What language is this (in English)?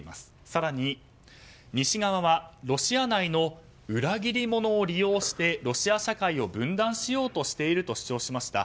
Japanese